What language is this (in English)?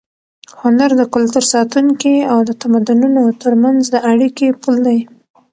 Pashto